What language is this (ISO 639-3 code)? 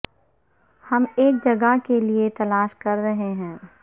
urd